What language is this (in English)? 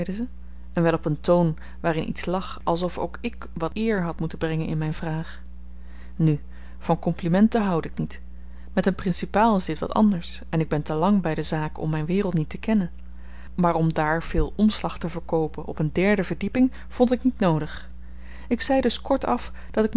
Dutch